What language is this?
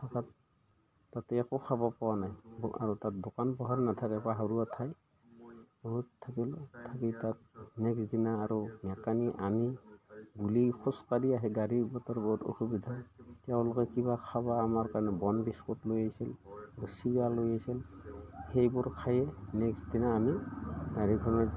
Assamese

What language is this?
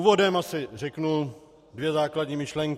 Czech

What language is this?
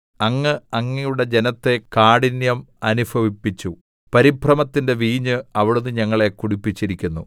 Malayalam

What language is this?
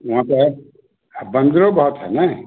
Hindi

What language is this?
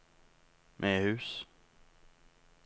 Norwegian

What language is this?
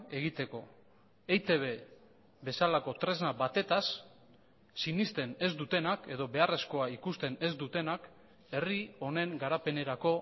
Basque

